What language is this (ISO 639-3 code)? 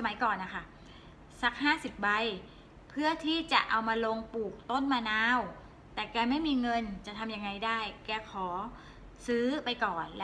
tha